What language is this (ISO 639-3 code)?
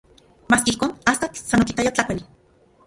ncx